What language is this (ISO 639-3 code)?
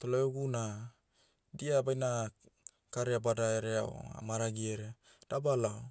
meu